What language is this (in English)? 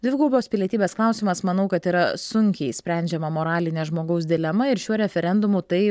Lithuanian